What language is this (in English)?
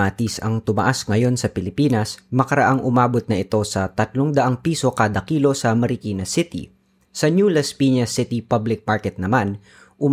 Filipino